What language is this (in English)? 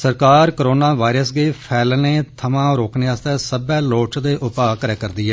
Dogri